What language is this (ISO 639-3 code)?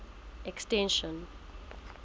sot